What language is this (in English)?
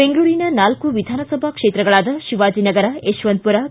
Kannada